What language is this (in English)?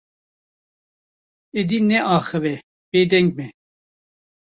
Kurdish